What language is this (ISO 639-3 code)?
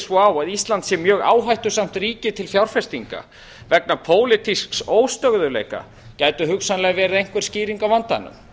isl